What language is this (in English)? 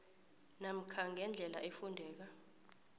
South Ndebele